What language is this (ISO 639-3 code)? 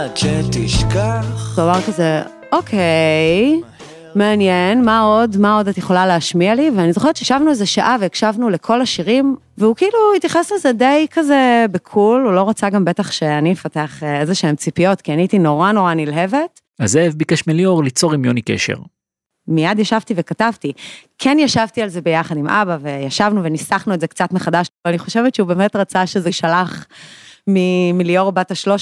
heb